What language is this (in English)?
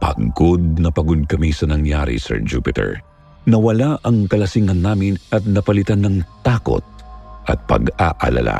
Filipino